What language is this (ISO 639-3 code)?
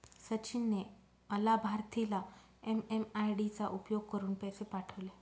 mar